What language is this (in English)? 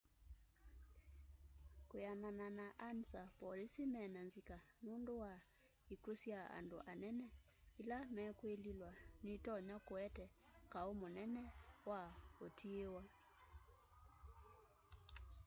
Kamba